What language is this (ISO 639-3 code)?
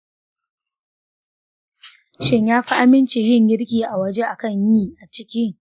hau